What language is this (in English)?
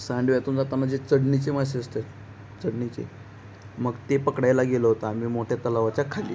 Marathi